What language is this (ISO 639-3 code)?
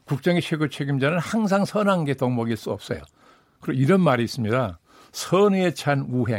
kor